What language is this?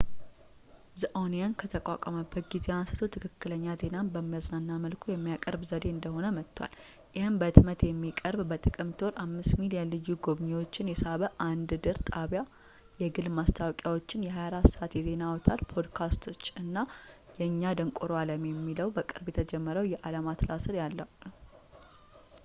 Amharic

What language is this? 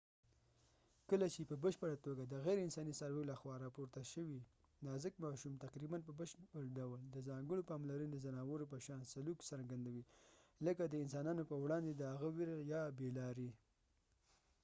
Pashto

